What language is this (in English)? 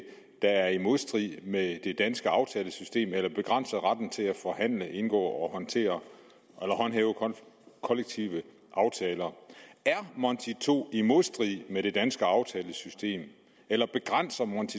Danish